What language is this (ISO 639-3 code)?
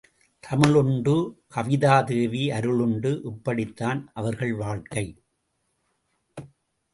tam